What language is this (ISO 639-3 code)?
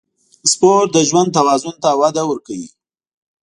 pus